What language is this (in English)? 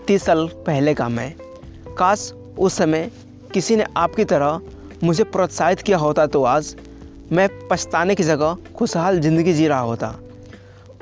Hindi